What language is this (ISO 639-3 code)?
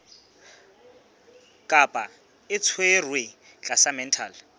sot